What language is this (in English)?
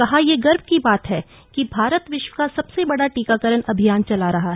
Hindi